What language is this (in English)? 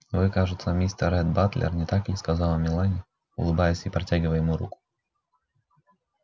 Russian